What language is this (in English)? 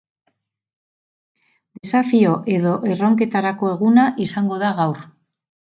Basque